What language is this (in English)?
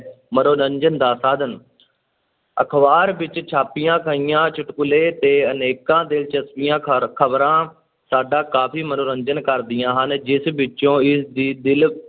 Punjabi